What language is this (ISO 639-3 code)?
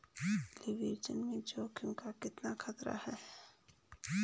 hin